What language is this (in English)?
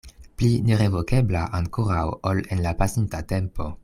Esperanto